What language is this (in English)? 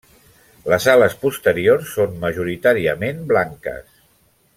Catalan